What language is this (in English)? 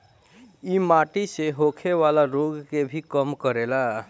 Bhojpuri